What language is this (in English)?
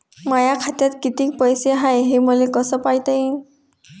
Marathi